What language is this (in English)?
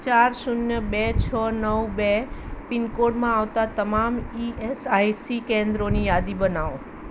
Gujarati